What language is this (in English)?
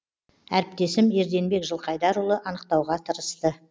Kazakh